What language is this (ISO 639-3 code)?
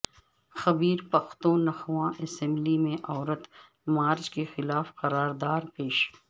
urd